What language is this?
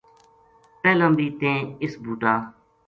Gujari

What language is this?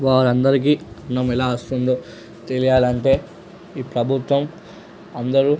Telugu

